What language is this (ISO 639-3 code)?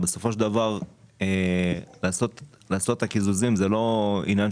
heb